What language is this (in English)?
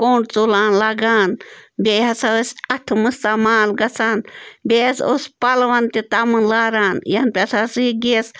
Kashmiri